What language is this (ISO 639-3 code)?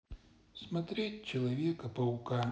rus